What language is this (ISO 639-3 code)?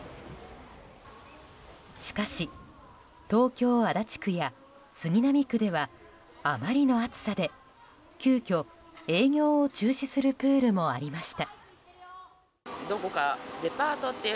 jpn